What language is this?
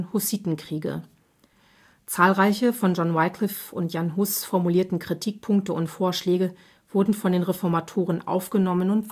German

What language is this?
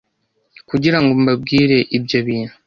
Kinyarwanda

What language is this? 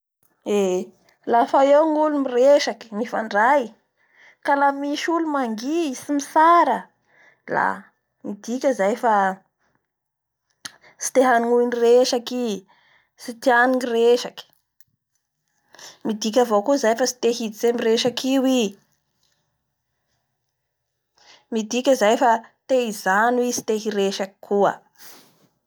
Bara Malagasy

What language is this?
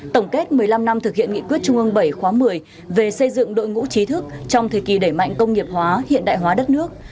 Vietnamese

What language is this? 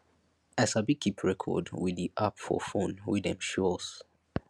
Nigerian Pidgin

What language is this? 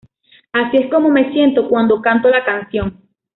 Spanish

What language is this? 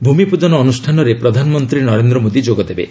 Odia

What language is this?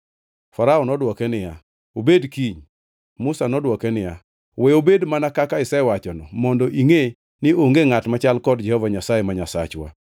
Luo (Kenya and Tanzania)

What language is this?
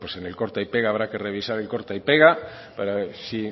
Spanish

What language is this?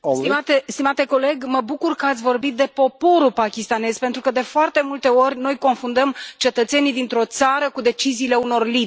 Romanian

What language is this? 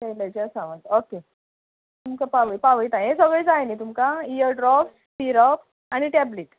Konkani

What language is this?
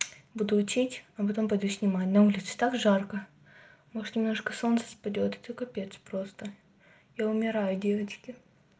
Russian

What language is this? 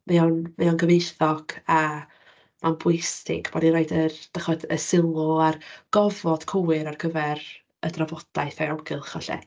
Welsh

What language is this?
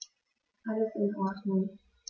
German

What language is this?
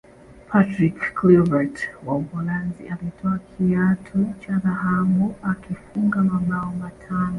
Swahili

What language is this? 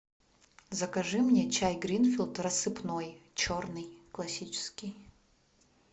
Russian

